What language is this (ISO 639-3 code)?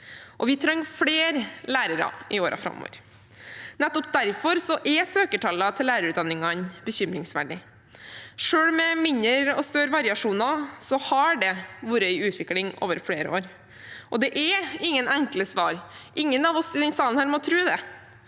nor